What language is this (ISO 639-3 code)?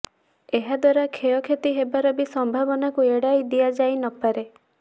ori